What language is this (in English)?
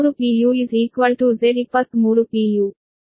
Kannada